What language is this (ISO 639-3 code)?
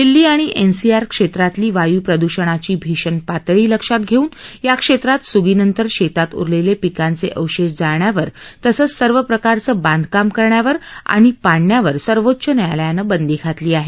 mar